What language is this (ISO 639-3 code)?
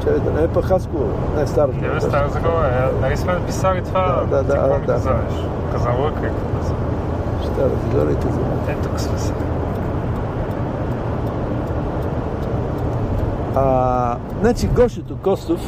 bul